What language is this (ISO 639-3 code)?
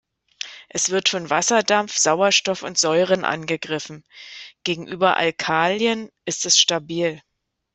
deu